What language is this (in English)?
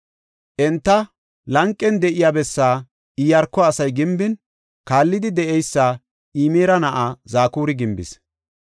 Gofa